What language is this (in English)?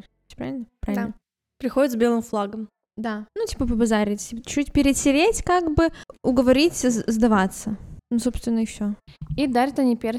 Russian